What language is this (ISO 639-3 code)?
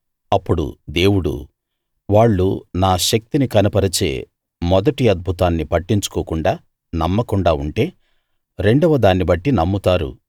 tel